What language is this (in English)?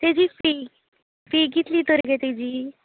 Konkani